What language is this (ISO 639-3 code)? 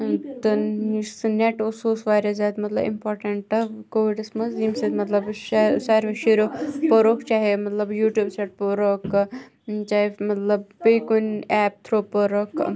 kas